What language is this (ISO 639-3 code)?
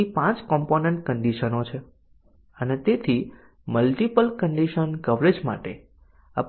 guj